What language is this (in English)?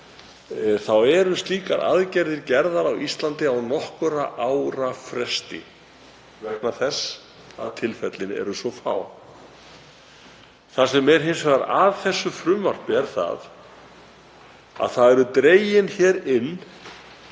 Icelandic